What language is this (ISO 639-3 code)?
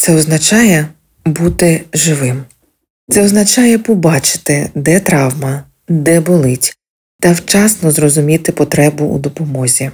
ukr